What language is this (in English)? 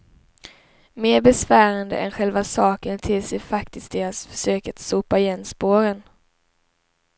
Swedish